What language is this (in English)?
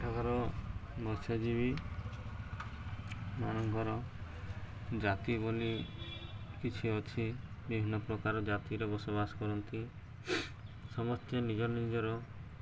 Odia